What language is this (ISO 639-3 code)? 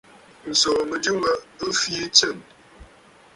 bfd